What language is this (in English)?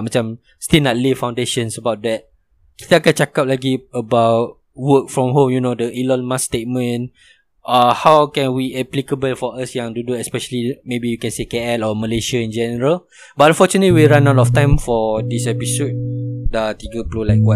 Malay